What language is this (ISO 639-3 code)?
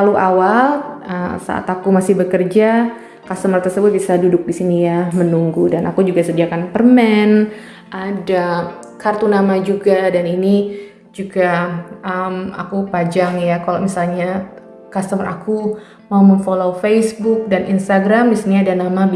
ind